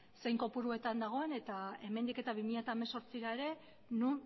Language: Basque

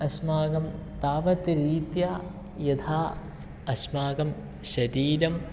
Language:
Sanskrit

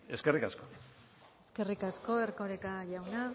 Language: Basque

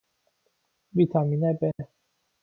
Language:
Persian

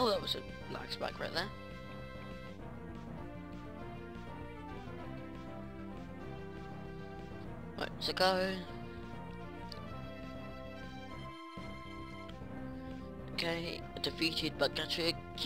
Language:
English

